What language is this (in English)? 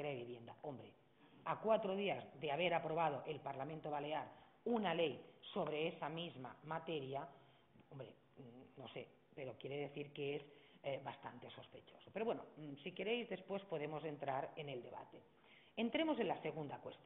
Spanish